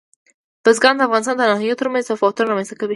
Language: Pashto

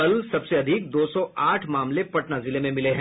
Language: Hindi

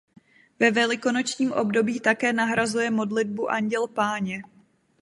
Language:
Czech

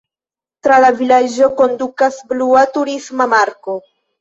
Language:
Esperanto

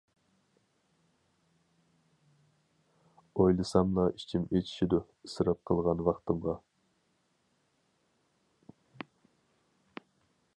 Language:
Uyghur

